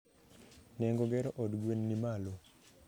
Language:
Luo (Kenya and Tanzania)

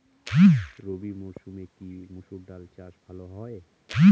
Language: Bangla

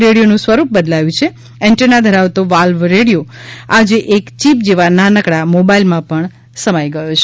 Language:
Gujarati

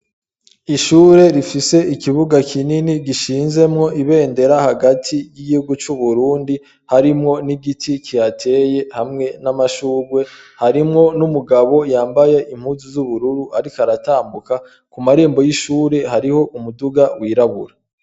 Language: Rundi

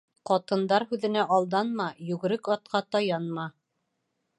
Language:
Bashkir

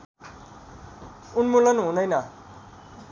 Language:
Nepali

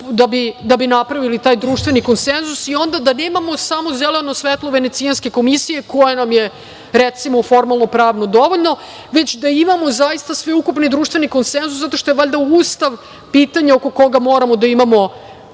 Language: Serbian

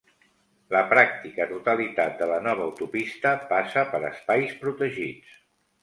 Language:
Catalan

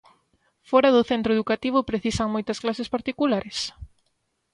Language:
Galician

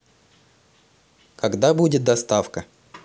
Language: Russian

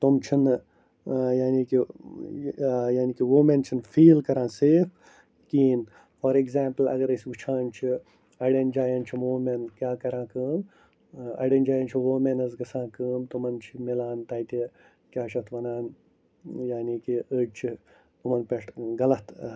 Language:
Kashmiri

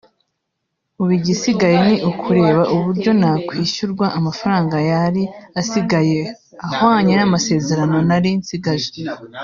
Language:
Kinyarwanda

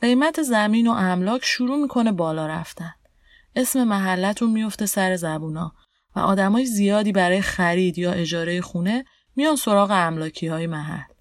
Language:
Persian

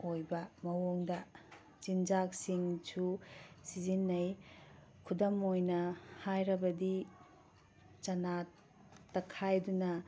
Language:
Manipuri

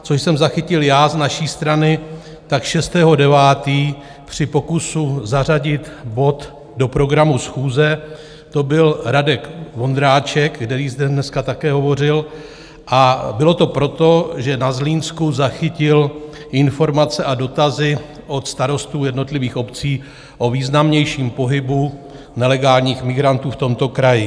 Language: Czech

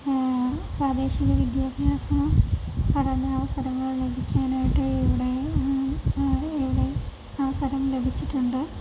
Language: Malayalam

